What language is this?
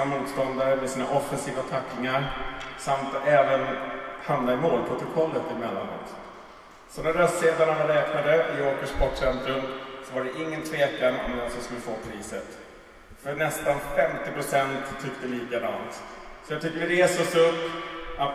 Swedish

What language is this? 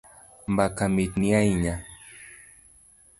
Luo (Kenya and Tanzania)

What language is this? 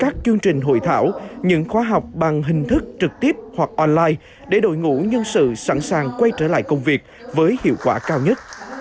Vietnamese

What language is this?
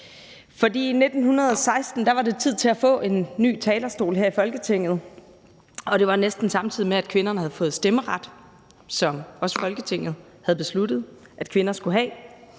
Danish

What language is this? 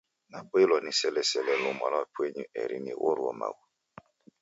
Taita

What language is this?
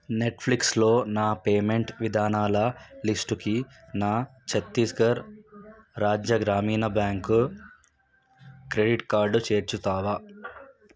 Telugu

